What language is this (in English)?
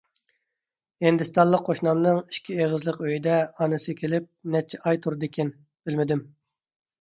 Uyghur